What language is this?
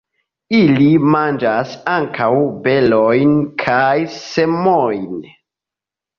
Esperanto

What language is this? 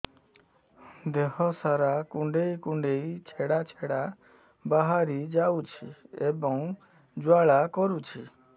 Odia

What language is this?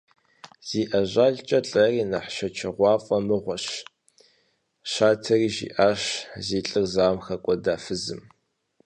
Kabardian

